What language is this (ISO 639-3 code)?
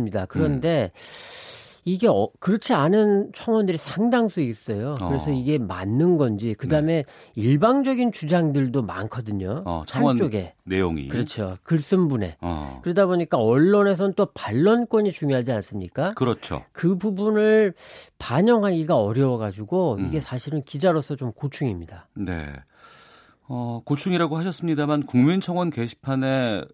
kor